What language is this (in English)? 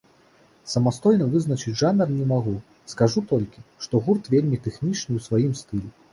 Belarusian